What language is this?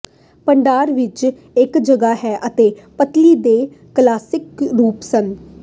Punjabi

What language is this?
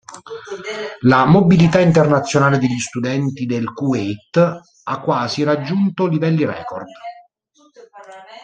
Italian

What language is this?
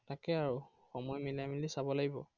Assamese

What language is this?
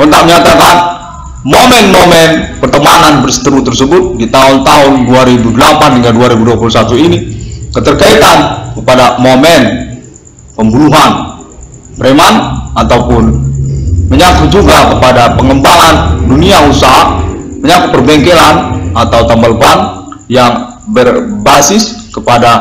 Indonesian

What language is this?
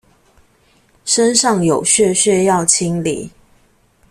Chinese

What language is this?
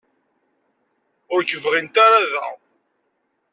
Kabyle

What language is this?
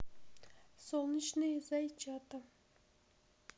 Russian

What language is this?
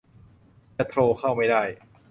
Thai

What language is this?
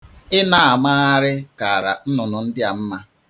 Igbo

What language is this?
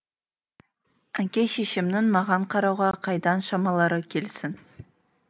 Kazakh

